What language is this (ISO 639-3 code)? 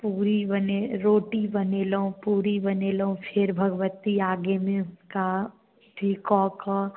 mai